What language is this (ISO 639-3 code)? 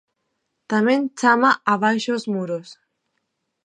glg